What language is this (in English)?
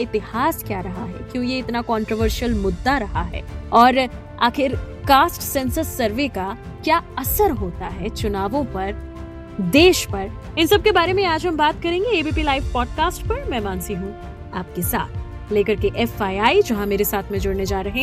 Hindi